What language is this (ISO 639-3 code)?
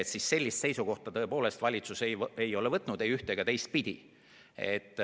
est